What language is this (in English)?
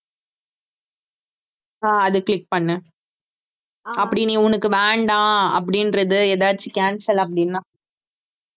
Tamil